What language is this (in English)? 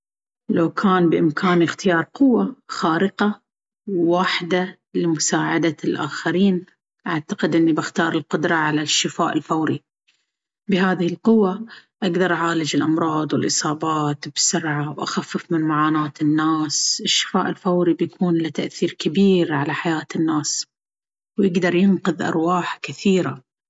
Baharna Arabic